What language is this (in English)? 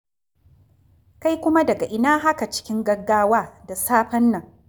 Hausa